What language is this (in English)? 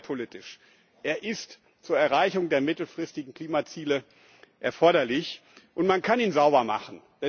German